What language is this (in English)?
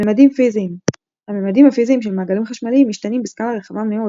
Hebrew